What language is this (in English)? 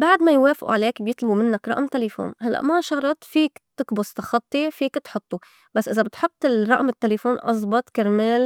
North Levantine Arabic